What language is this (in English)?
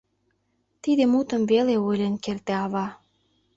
Mari